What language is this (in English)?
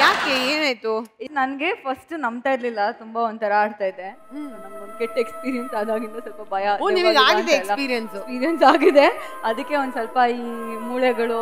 Kannada